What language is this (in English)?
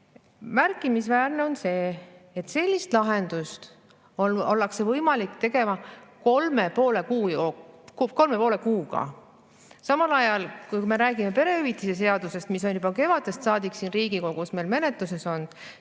Estonian